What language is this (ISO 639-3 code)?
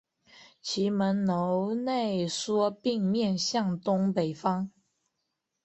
zho